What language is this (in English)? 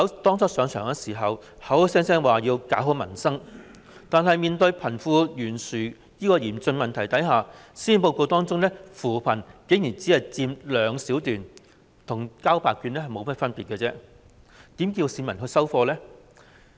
Cantonese